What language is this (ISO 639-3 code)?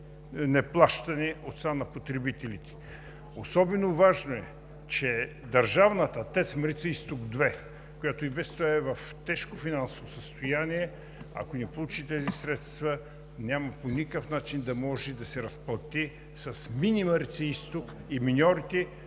bul